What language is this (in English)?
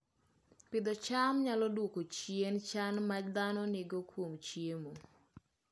Luo (Kenya and Tanzania)